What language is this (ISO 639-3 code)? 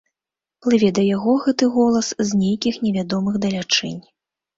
bel